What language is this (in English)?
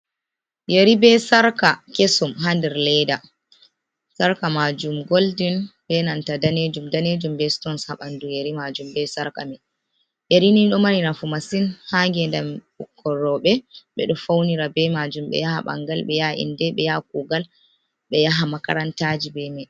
Fula